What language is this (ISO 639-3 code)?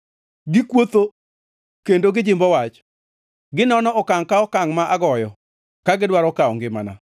luo